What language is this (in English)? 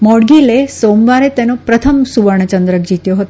Gujarati